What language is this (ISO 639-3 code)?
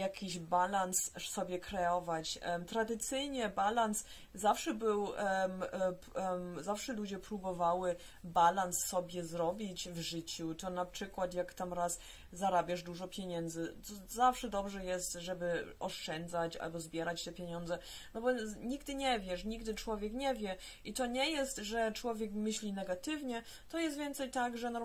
pol